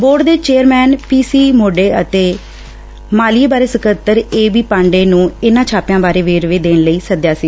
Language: Punjabi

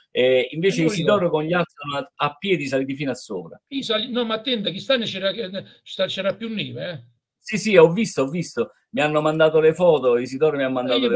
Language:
Italian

